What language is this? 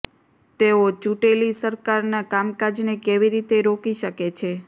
Gujarati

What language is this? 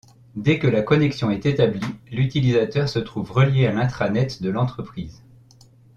French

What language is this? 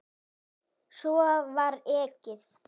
Icelandic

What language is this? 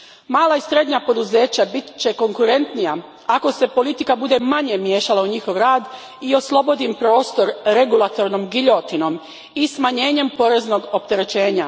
Croatian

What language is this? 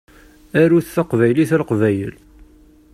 Kabyle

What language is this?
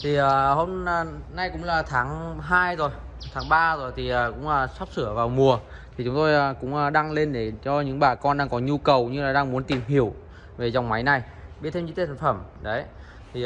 Vietnamese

